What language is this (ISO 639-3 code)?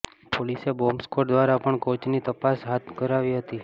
guj